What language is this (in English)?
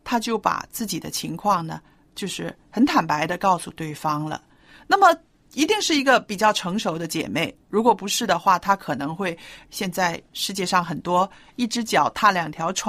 Chinese